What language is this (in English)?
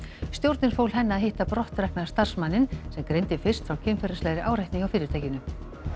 Icelandic